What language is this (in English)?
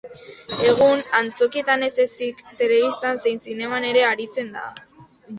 Basque